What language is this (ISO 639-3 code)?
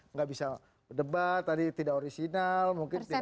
ind